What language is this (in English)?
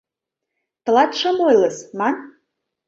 Mari